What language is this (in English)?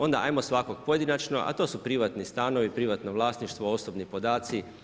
Croatian